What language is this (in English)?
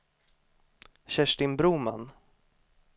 Swedish